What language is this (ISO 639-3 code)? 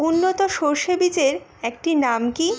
ben